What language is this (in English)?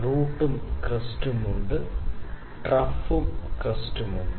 Malayalam